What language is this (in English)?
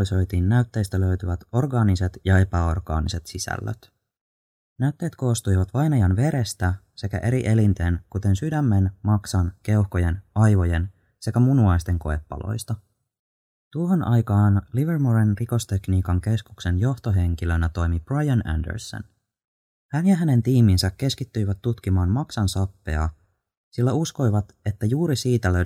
Finnish